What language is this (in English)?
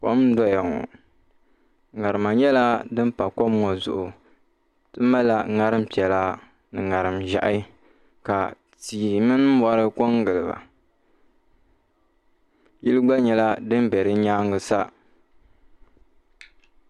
Dagbani